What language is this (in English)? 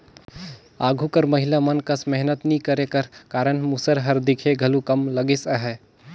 Chhattisgarhi